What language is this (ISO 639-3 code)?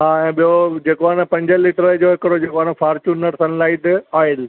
snd